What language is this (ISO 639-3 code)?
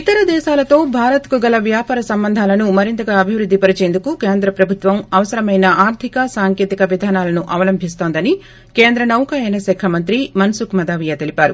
tel